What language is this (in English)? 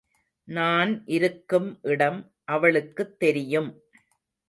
Tamil